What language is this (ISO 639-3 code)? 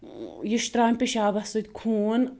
kas